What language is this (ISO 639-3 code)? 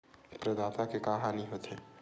hne